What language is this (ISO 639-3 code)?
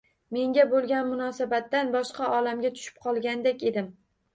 uzb